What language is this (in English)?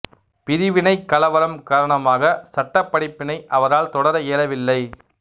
Tamil